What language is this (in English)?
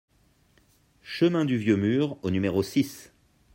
French